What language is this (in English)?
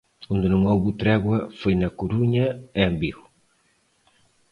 Galician